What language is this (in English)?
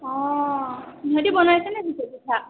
Assamese